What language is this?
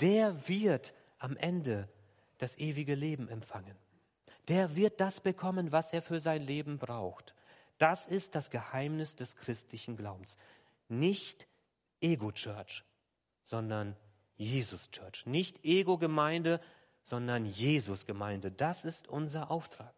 German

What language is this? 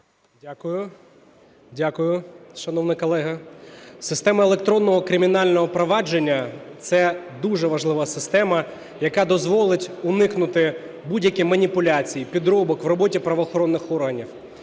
Ukrainian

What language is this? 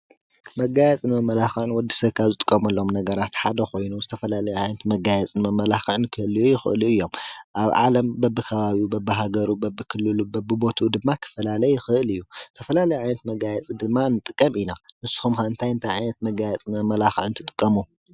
Tigrinya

